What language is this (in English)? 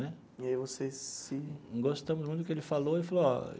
Portuguese